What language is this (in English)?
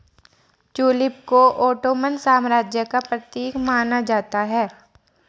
Hindi